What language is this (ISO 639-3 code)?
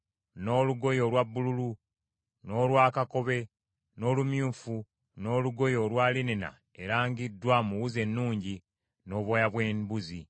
lug